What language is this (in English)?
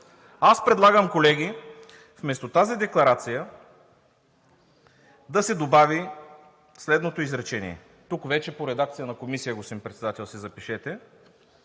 Bulgarian